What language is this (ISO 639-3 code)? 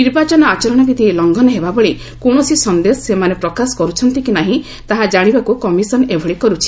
ori